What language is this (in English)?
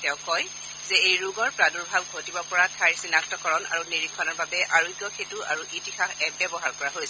Assamese